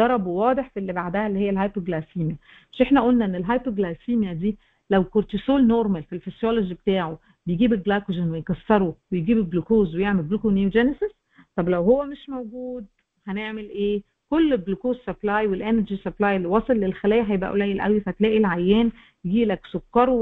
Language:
Arabic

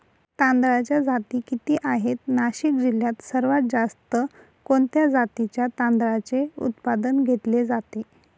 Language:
Marathi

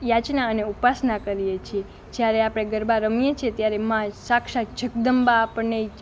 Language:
Gujarati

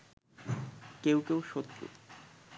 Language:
Bangla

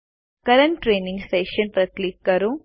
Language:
Gujarati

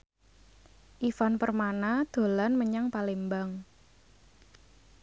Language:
Javanese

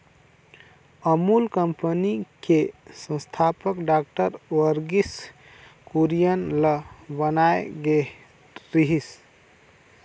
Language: Chhattisgarhi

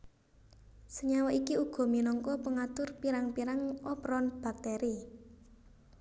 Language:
Javanese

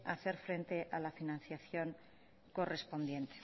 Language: Spanish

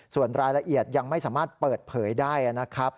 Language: Thai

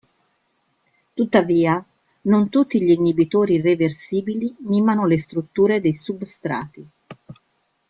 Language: Italian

